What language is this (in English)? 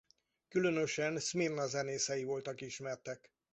Hungarian